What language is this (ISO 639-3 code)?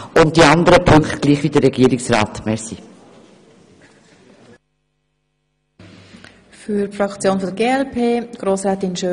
gsw